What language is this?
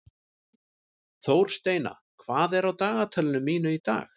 Icelandic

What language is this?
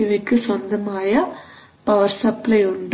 Malayalam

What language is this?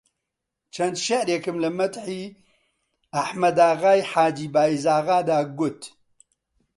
Central Kurdish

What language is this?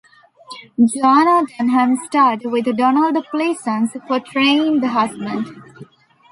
English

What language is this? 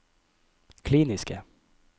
Norwegian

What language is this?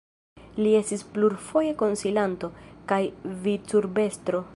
Esperanto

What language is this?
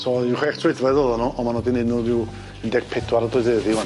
Welsh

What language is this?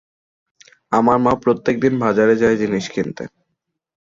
Bangla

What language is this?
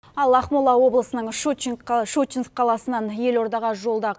Kazakh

